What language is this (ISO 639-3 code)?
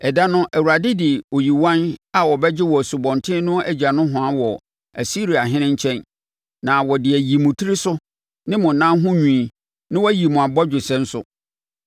aka